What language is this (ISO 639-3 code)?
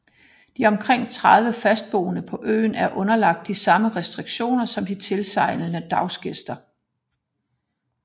dan